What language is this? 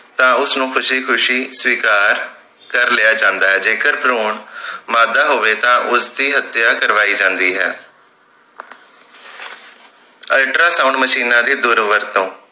Punjabi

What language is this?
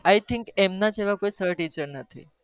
Gujarati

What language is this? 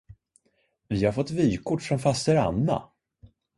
Swedish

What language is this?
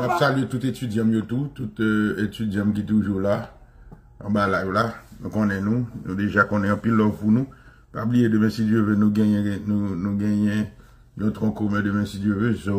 French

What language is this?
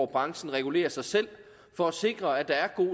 Danish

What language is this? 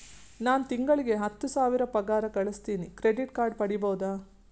Kannada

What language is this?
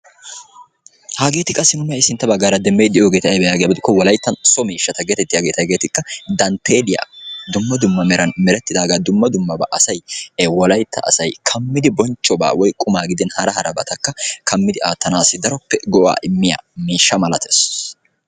Wolaytta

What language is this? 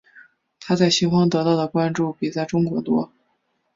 Chinese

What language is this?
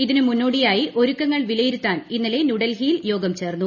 Malayalam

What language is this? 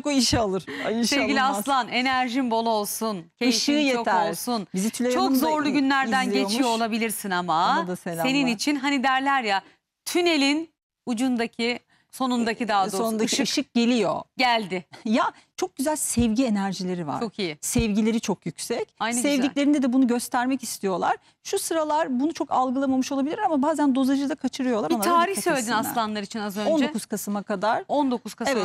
Turkish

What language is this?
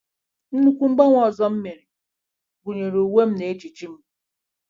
Igbo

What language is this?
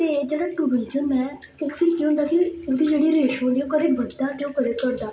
Dogri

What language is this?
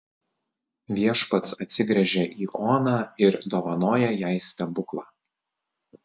Lithuanian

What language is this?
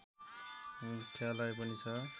Nepali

